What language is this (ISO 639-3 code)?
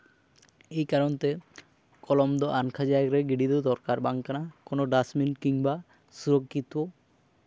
sat